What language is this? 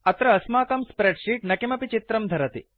Sanskrit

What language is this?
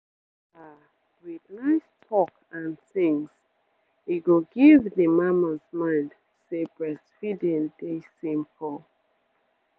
Nigerian Pidgin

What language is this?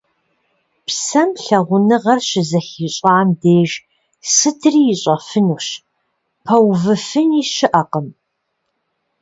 Kabardian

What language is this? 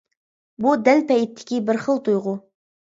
Uyghur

